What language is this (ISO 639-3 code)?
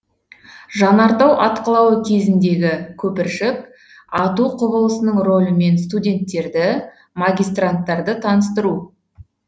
kaz